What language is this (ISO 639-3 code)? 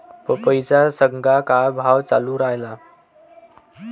mar